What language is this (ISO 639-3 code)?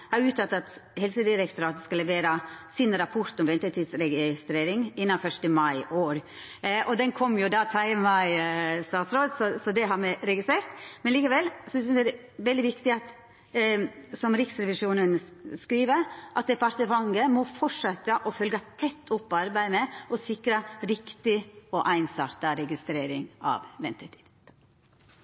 nno